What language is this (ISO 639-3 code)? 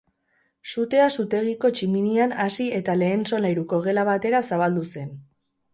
eus